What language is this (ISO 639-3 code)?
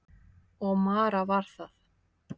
isl